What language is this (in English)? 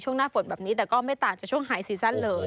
Thai